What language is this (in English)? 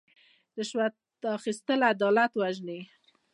Pashto